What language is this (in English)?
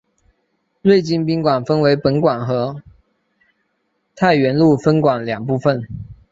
Chinese